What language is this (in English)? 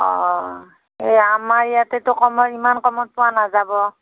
Assamese